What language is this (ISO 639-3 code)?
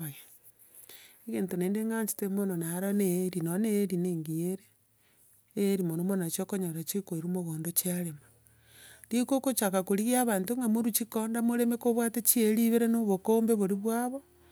guz